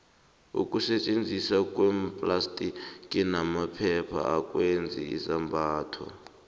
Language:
South Ndebele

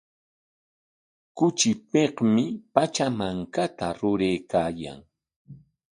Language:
Corongo Ancash Quechua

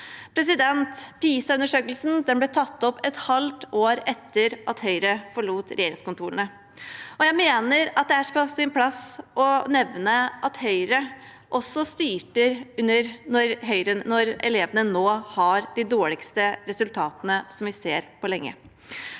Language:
Norwegian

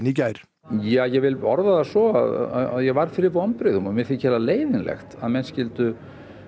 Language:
Icelandic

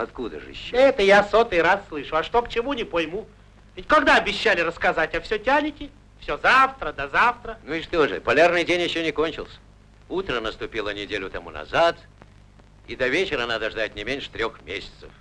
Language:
Russian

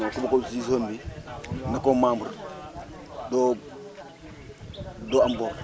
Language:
Wolof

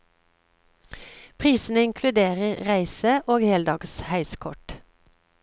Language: Norwegian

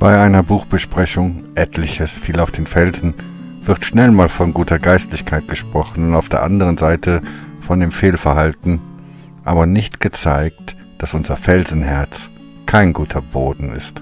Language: German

